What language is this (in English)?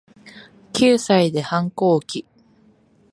Japanese